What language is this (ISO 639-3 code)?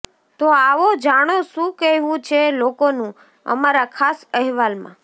guj